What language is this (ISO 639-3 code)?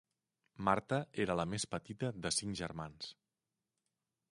cat